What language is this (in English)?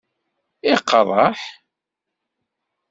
Kabyle